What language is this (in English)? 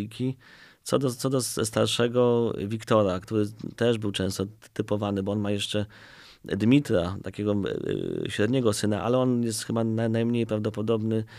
Polish